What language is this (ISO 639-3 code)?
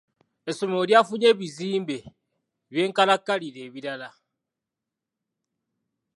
lug